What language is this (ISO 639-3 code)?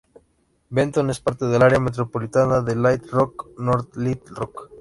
spa